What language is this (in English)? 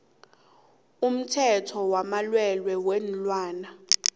South Ndebele